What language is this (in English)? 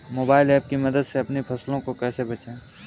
Hindi